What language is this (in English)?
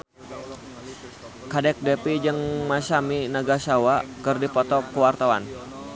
Sundanese